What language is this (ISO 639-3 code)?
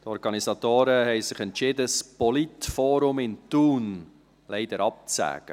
gsw